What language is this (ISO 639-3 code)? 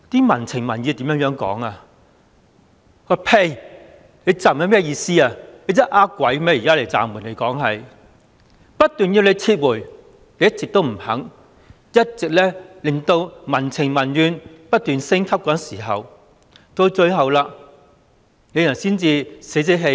yue